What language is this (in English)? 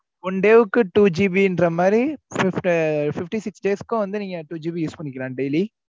Tamil